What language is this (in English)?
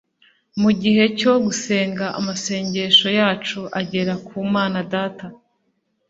Kinyarwanda